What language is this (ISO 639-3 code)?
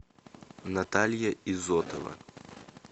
rus